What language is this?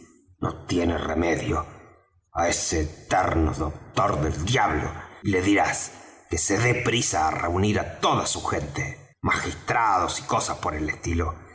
Spanish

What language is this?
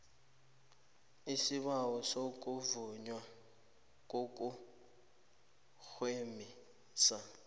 South Ndebele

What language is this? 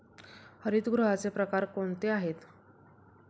Marathi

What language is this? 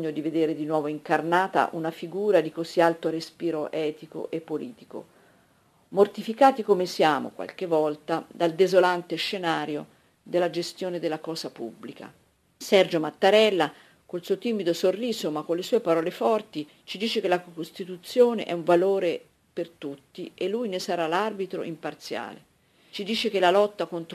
Italian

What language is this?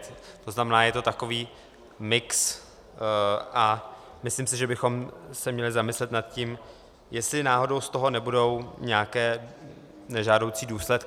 Czech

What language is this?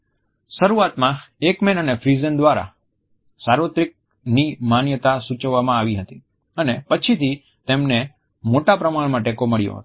Gujarati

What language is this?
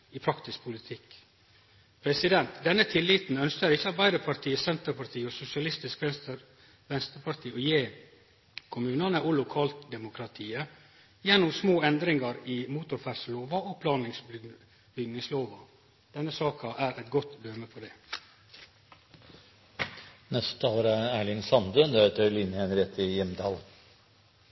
Norwegian Nynorsk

